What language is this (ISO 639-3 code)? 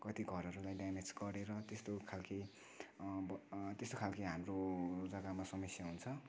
nep